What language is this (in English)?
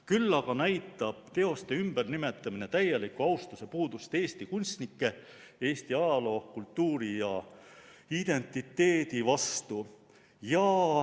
Estonian